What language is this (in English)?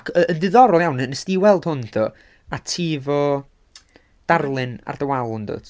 Welsh